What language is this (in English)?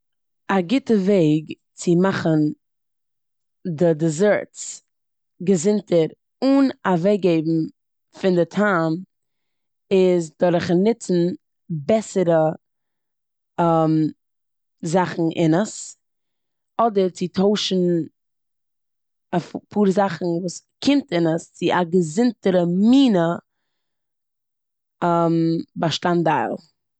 Yiddish